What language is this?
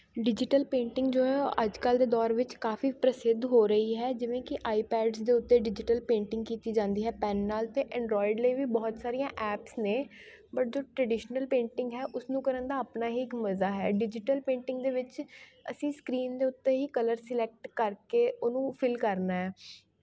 Punjabi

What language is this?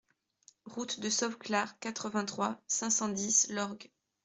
French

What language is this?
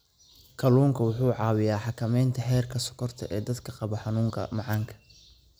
Somali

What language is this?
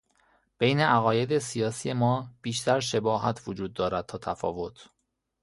Persian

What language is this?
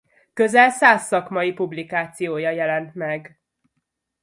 Hungarian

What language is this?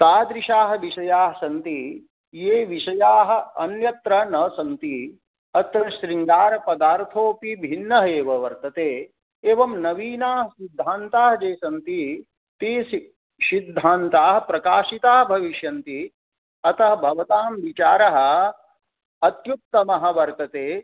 Sanskrit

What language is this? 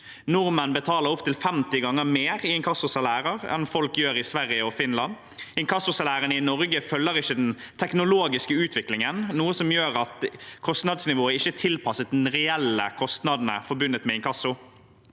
Norwegian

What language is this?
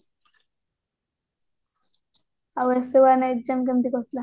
Odia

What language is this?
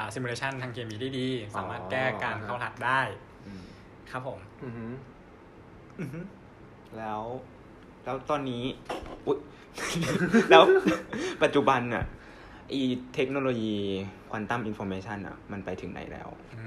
Thai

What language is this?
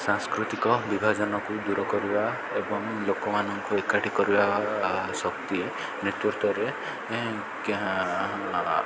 Odia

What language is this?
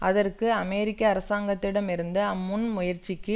Tamil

